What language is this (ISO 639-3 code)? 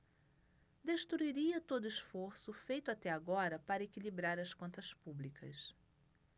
por